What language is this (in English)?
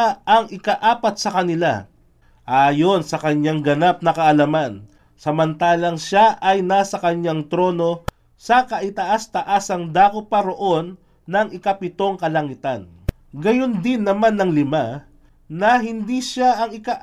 Filipino